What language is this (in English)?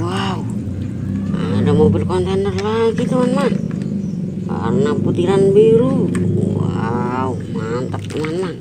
Indonesian